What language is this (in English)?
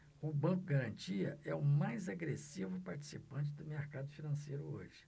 Portuguese